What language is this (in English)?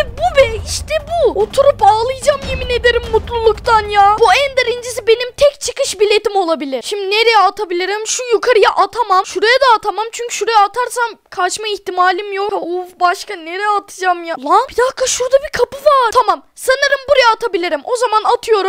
Turkish